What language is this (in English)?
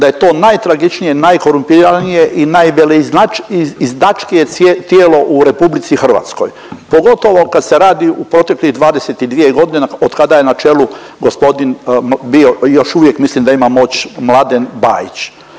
Croatian